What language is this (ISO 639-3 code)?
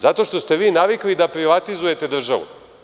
srp